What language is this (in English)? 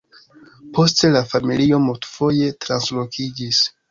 Esperanto